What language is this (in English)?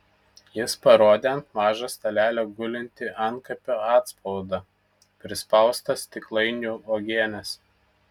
Lithuanian